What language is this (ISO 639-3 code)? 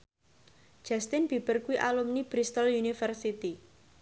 jav